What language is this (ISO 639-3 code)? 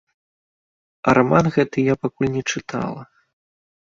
bel